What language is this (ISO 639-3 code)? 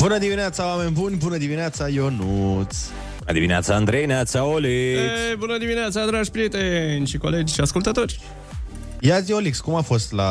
ron